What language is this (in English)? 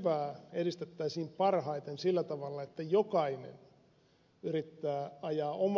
Finnish